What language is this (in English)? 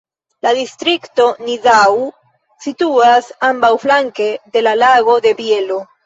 Esperanto